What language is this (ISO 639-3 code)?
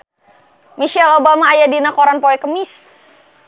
sun